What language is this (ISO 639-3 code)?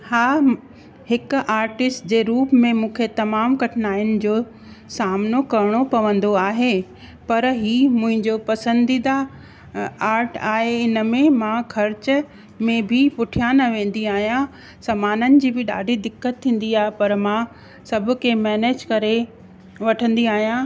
snd